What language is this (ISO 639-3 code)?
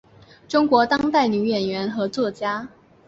zho